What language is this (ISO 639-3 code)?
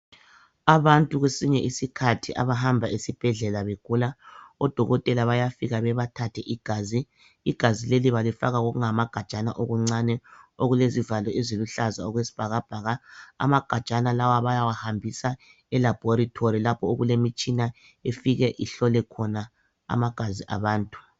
nde